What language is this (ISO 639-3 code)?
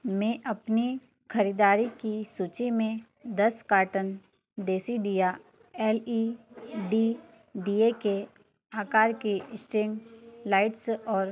hin